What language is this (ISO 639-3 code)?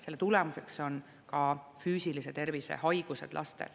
est